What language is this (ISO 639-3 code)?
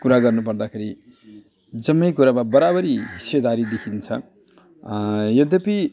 nep